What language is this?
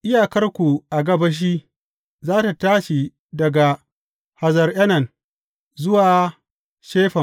Hausa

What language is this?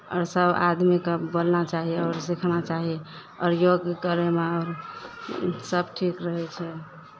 Maithili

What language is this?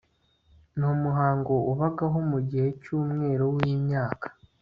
Kinyarwanda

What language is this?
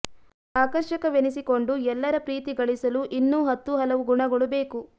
Kannada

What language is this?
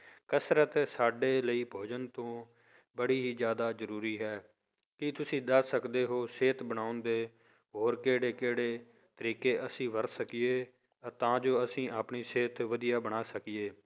Punjabi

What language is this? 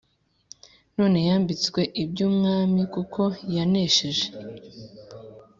Kinyarwanda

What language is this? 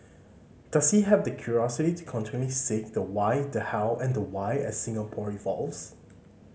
English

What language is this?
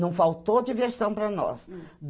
Portuguese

